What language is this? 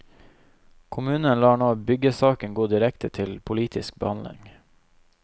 Norwegian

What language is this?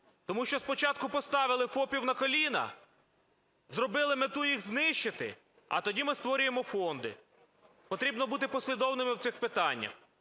Ukrainian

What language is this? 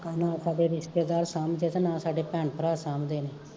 Punjabi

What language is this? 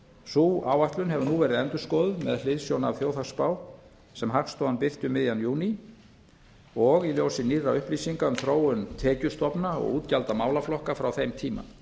Icelandic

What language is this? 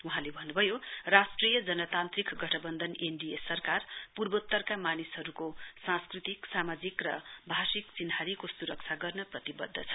Nepali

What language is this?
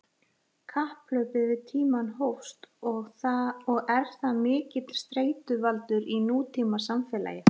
Icelandic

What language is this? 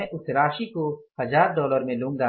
Hindi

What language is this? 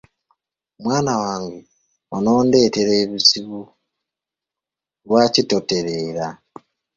Ganda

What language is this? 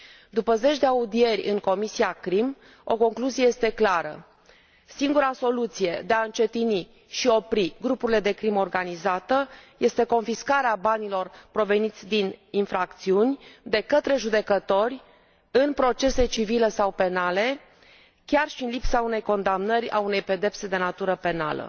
Romanian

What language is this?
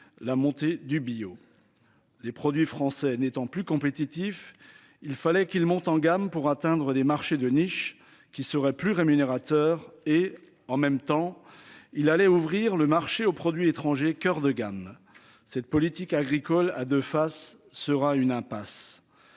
French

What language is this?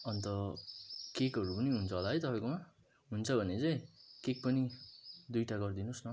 Nepali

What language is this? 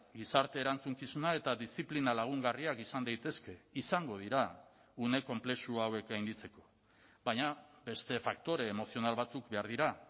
Basque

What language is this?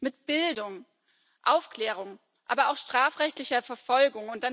German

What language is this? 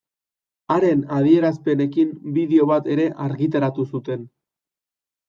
Basque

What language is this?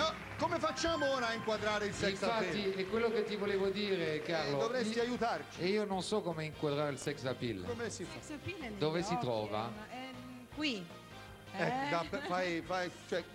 Italian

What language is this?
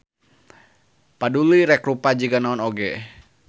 Sundanese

